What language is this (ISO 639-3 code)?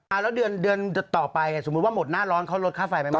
tha